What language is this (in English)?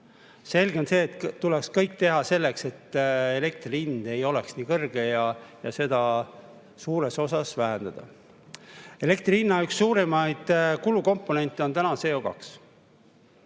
Estonian